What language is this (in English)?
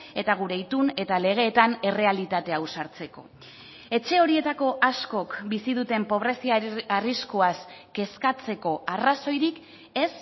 Basque